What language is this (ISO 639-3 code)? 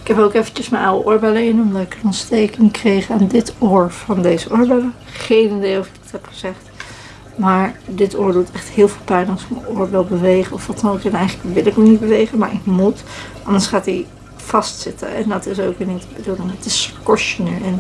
nld